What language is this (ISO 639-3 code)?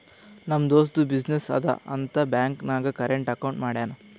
kan